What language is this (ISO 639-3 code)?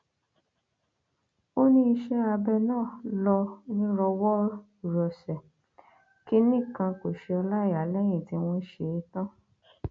yor